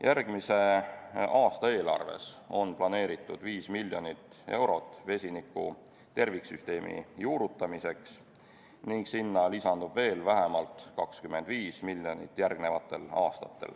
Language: Estonian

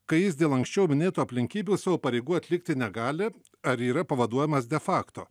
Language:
Lithuanian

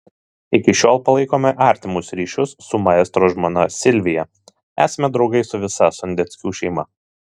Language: Lithuanian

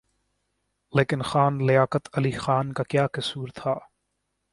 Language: Urdu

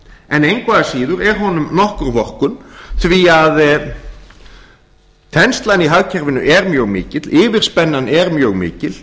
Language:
Icelandic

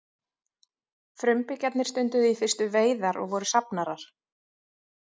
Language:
Icelandic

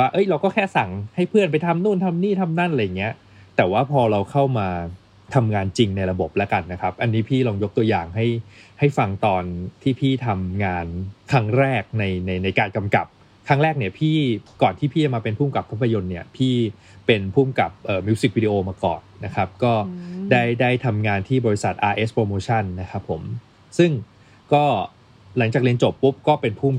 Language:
Thai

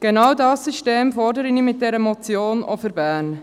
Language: Swiss German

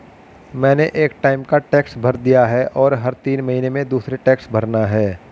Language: Hindi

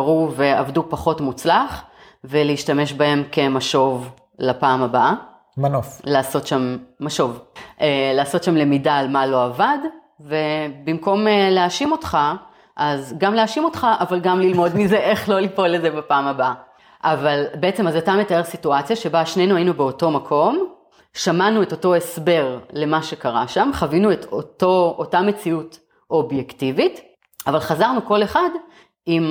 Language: Hebrew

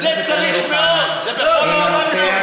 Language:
Hebrew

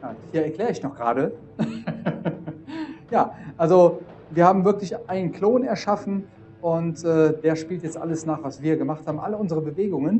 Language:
German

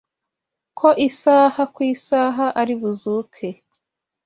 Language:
Kinyarwanda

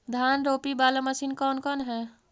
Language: Magahi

